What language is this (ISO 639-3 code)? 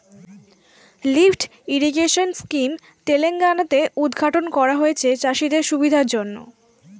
ben